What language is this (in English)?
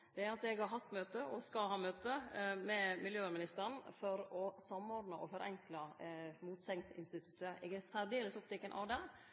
Norwegian Nynorsk